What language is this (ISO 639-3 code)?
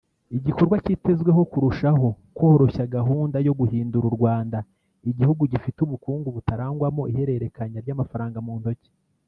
kin